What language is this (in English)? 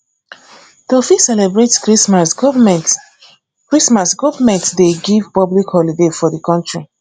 Nigerian Pidgin